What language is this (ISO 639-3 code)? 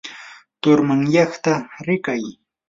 qur